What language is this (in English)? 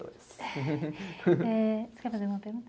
Portuguese